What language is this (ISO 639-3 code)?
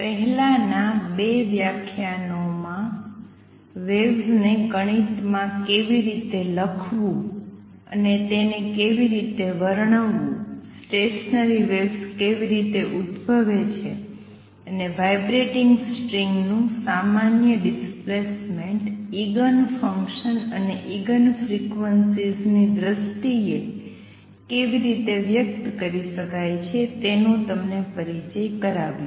guj